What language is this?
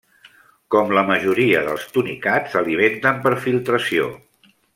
Catalan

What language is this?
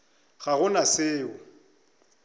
Northern Sotho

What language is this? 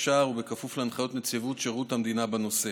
Hebrew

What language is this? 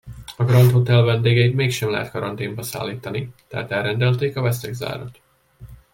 Hungarian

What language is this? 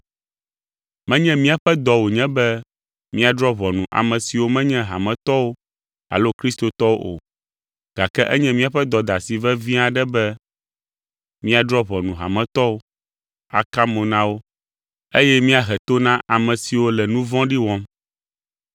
Ewe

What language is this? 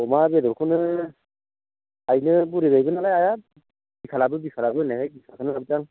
Bodo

